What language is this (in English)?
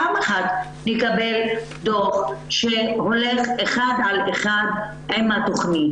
Hebrew